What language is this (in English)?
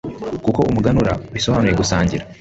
Kinyarwanda